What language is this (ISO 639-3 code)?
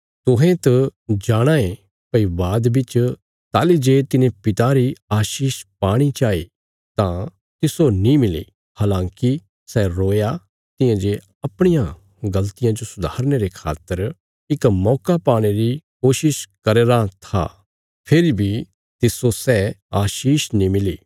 kfs